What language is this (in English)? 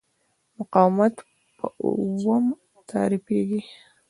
Pashto